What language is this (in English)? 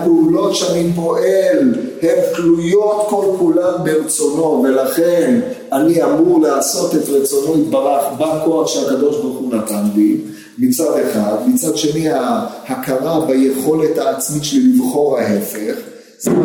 Hebrew